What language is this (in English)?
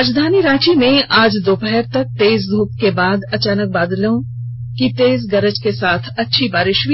Hindi